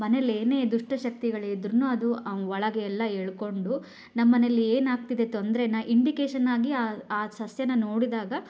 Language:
Kannada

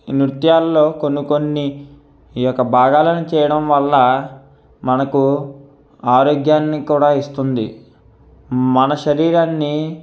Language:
Telugu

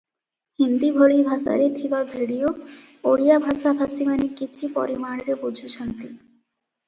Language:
Odia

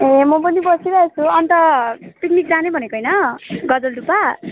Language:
Nepali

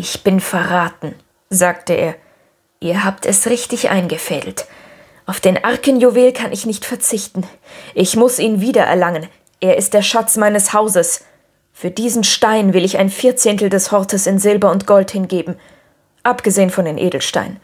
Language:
German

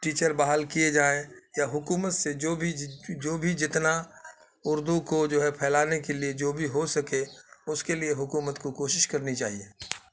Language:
Urdu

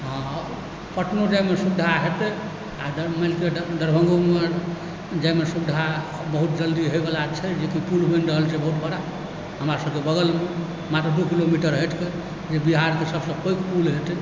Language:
Maithili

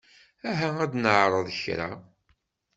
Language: Kabyle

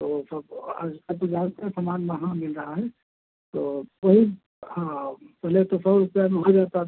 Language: Hindi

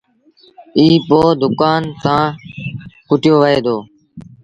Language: Sindhi Bhil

